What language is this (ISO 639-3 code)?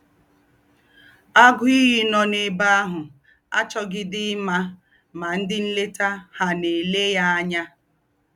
ibo